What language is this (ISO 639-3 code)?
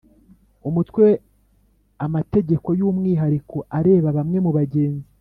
kin